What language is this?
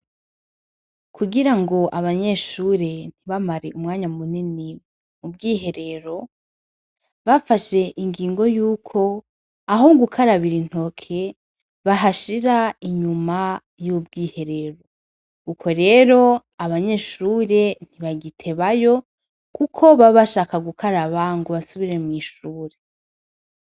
Rundi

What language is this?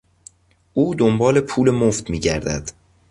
Persian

